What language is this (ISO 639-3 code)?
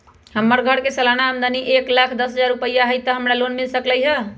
mag